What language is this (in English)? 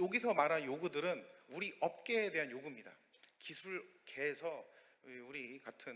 Korean